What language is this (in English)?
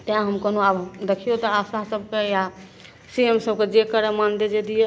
Maithili